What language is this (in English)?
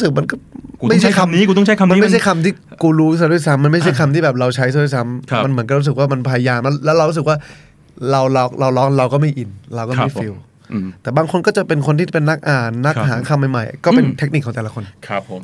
Thai